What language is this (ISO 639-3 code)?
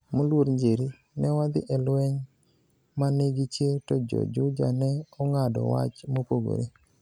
luo